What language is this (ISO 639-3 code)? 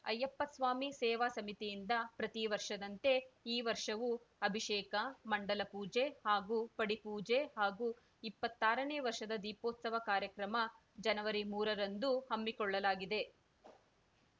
kan